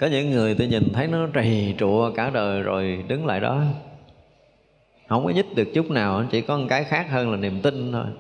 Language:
Vietnamese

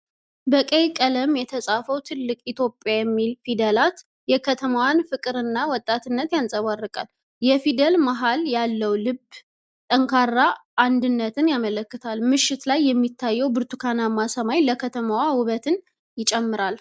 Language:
Amharic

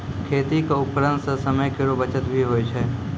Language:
Maithili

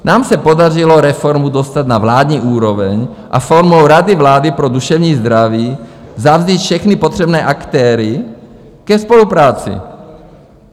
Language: Czech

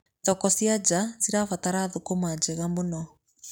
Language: Kikuyu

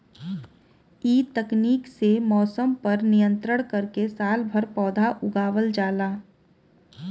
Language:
Bhojpuri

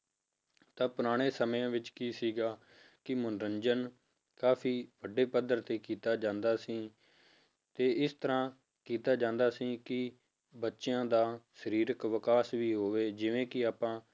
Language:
Punjabi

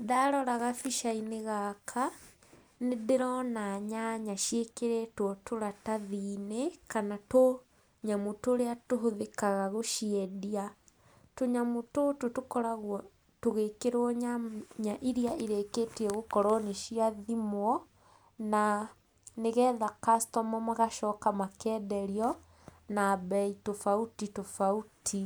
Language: Kikuyu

